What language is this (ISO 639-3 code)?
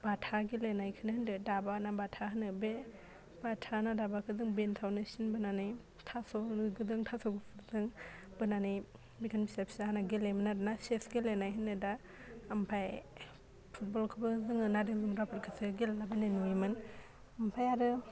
brx